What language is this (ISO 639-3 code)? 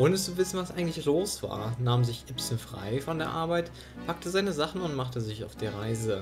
deu